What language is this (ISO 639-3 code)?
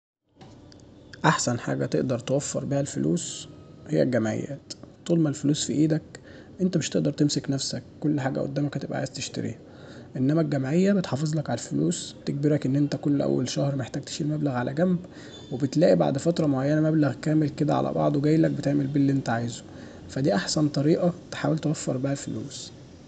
arz